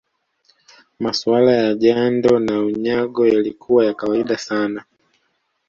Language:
Swahili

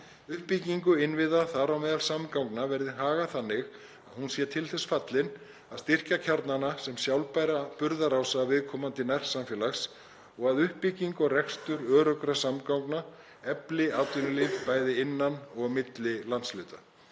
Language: Icelandic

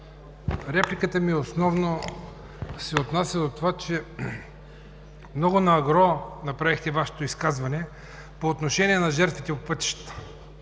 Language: Bulgarian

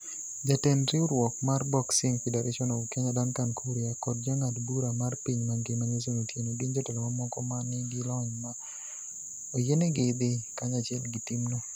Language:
Luo (Kenya and Tanzania)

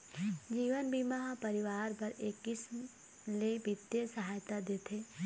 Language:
Chhattisgarhi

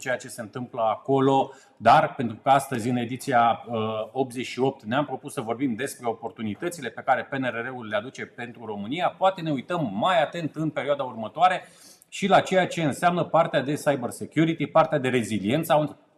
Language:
Romanian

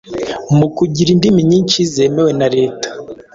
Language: Kinyarwanda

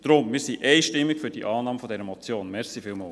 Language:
Swiss German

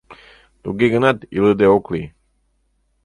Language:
Mari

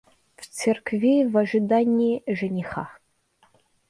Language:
Russian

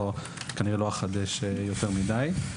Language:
Hebrew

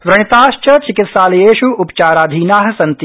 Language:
Sanskrit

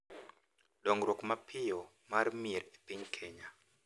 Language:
Luo (Kenya and Tanzania)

